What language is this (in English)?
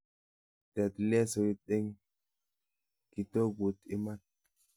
Kalenjin